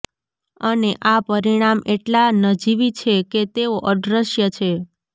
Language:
Gujarati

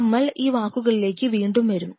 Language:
Malayalam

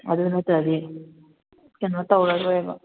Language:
Manipuri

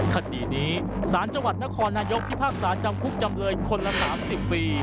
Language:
Thai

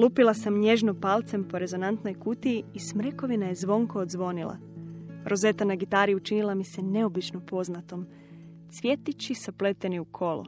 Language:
Croatian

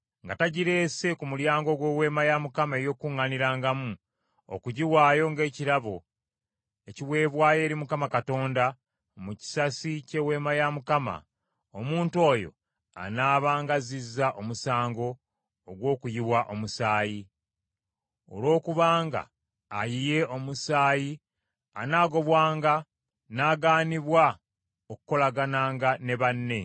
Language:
Ganda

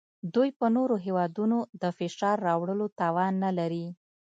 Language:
Pashto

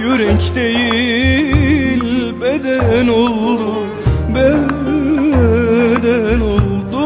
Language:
Turkish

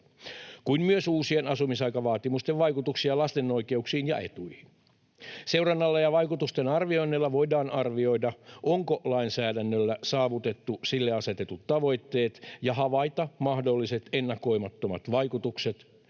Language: Finnish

